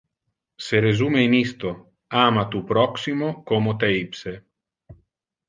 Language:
Interlingua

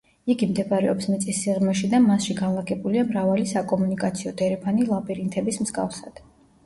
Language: Georgian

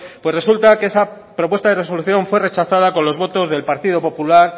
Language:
Spanish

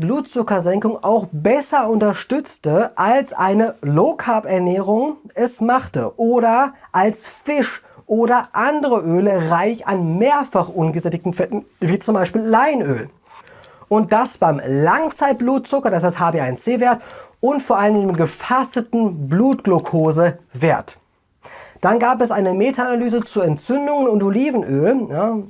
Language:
German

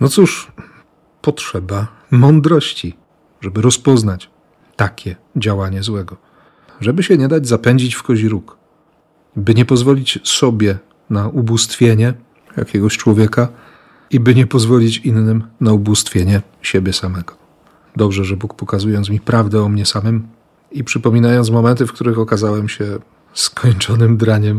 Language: Polish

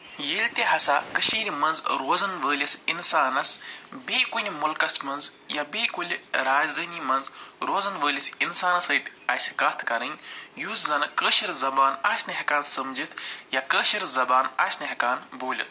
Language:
Kashmiri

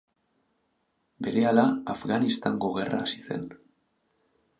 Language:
Basque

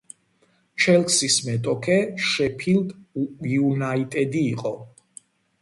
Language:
Georgian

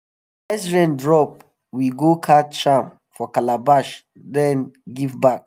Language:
Nigerian Pidgin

